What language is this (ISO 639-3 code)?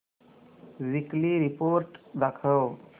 mar